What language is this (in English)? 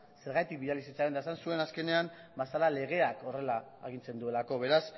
Basque